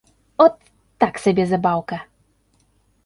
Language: Belarusian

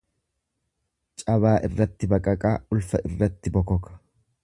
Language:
Oromo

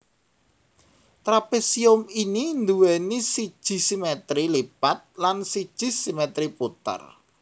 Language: Javanese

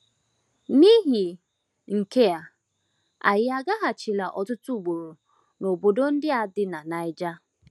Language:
Igbo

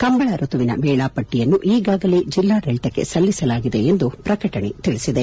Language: Kannada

